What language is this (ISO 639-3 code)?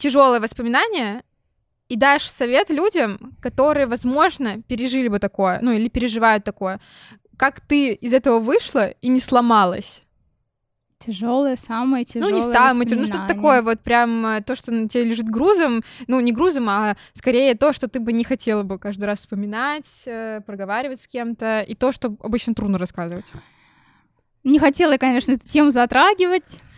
rus